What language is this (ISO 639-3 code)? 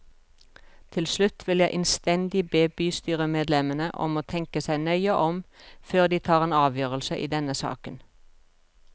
nor